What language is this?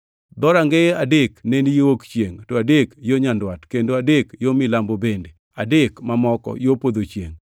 Luo (Kenya and Tanzania)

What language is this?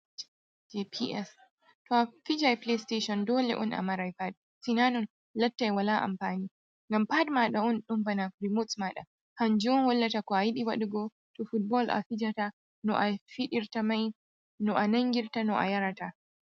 Fula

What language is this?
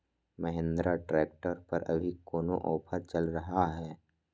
Magahi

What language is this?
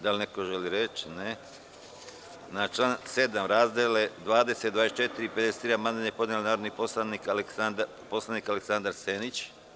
Serbian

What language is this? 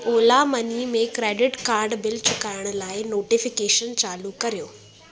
Sindhi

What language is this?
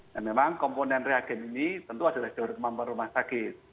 Indonesian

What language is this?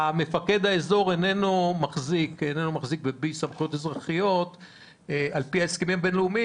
Hebrew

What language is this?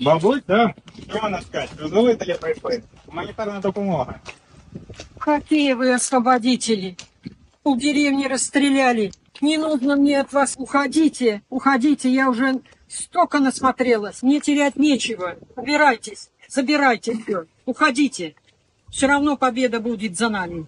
Russian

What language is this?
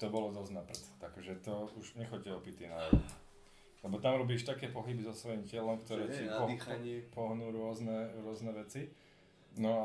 Slovak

